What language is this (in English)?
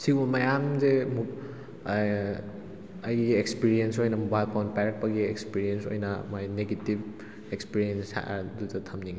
Manipuri